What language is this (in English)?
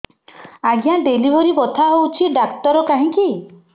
Odia